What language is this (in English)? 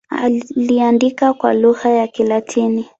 Swahili